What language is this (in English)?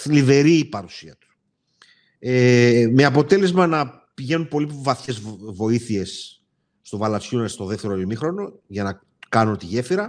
Greek